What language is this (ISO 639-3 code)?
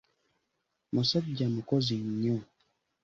lug